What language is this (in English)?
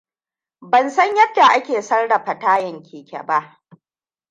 Hausa